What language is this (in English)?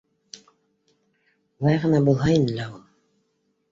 Bashkir